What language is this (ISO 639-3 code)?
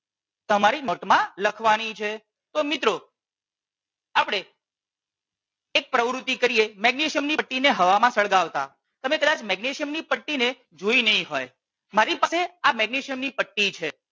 guj